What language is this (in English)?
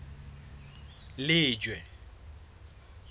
Southern Sotho